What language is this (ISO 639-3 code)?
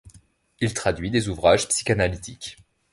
fra